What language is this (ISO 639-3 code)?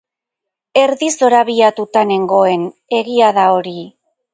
eus